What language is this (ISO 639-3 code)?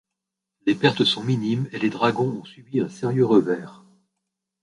fra